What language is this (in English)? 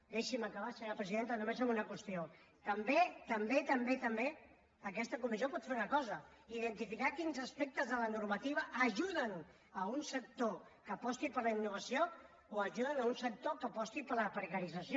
Catalan